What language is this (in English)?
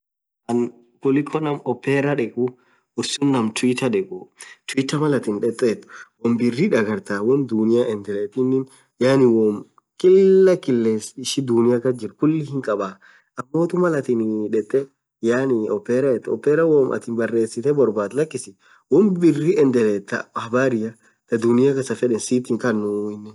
Orma